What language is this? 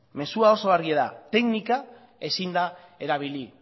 Basque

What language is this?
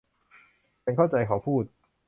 Thai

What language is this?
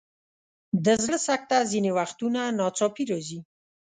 Pashto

